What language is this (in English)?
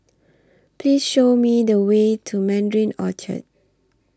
English